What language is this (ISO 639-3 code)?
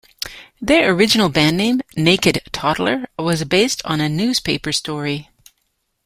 eng